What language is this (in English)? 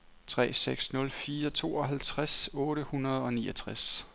Danish